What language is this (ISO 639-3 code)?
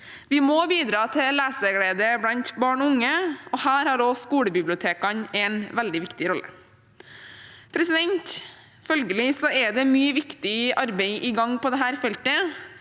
nor